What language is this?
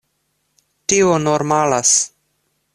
Esperanto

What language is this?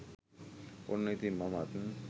Sinhala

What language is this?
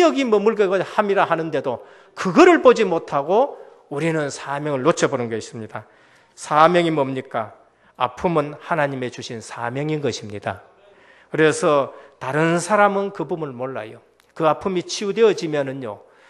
Korean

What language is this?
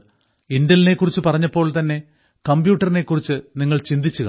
Malayalam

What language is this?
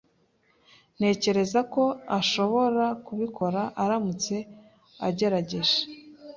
Kinyarwanda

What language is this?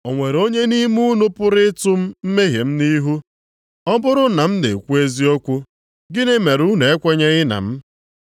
Igbo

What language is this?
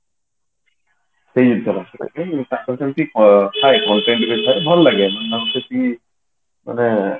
Odia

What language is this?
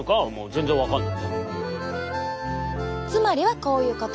Japanese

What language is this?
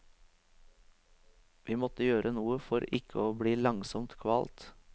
Norwegian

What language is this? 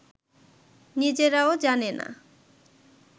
Bangla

